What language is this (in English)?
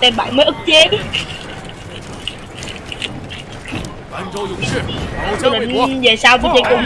Vietnamese